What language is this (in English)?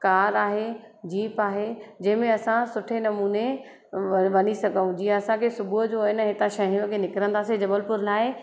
Sindhi